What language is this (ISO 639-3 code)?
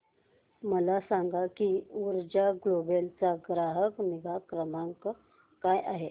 mar